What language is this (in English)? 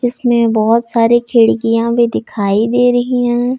Hindi